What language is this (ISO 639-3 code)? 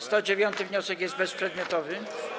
pol